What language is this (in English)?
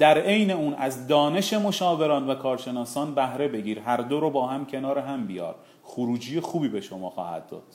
Persian